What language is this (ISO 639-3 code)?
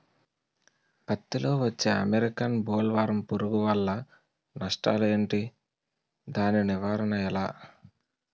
tel